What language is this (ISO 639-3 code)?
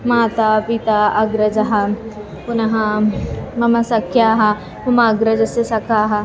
san